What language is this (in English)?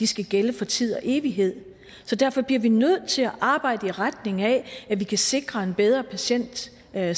Danish